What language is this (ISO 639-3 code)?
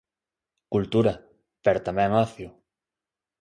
glg